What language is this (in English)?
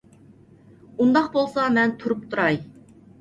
Uyghur